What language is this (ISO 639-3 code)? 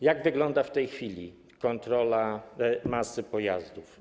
pol